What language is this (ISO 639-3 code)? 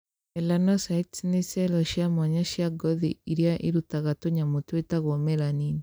kik